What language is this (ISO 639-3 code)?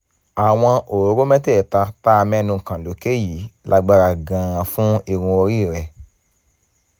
yor